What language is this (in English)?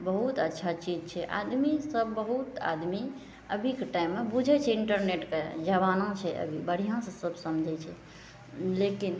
Maithili